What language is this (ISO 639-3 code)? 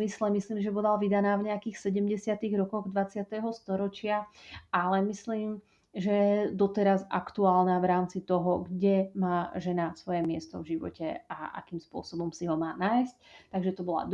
slk